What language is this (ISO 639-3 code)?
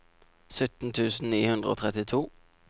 nor